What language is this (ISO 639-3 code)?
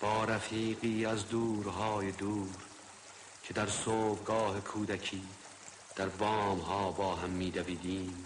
fas